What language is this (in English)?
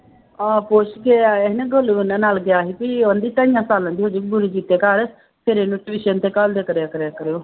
Punjabi